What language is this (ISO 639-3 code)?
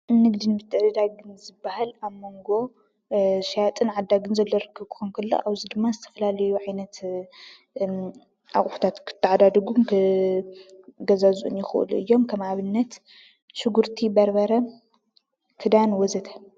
tir